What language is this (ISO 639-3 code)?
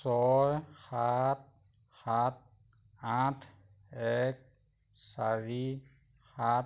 asm